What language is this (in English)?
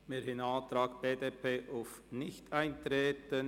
Swiss German